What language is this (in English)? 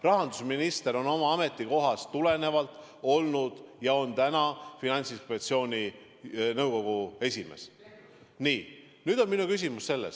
Estonian